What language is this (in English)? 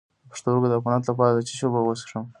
Pashto